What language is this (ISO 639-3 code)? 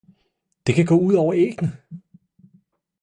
dan